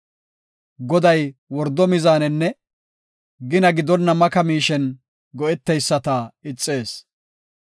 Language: Gofa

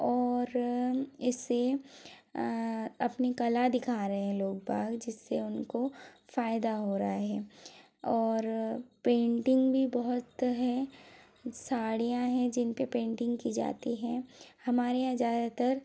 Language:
Hindi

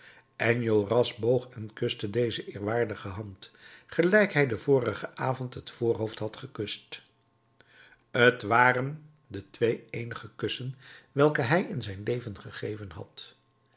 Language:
Dutch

